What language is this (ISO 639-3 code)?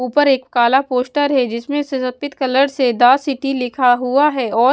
hin